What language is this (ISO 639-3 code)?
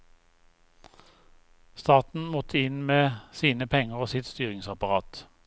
nor